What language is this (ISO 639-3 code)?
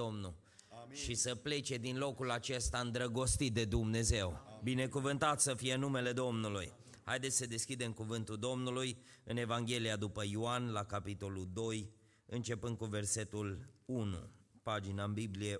ron